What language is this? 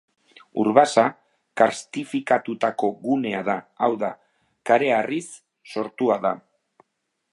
Basque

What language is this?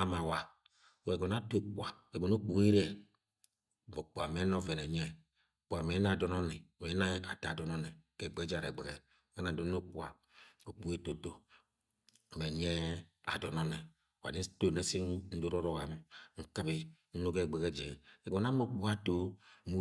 Agwagwune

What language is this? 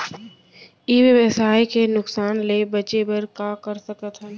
Chhattisgarhi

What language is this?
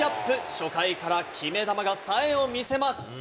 Japanese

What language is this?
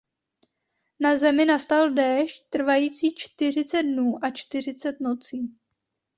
Czech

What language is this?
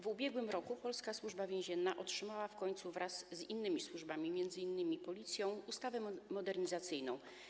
Polish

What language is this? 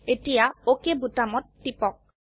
Assamese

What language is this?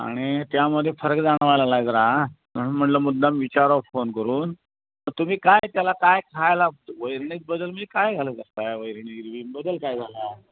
Marathi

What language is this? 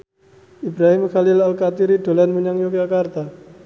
Javanese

